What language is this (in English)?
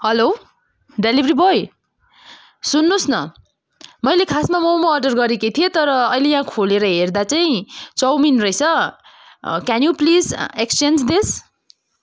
Nepali